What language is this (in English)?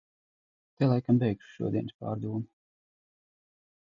Latvian